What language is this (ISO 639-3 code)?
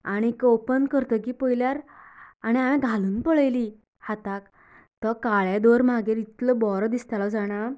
kok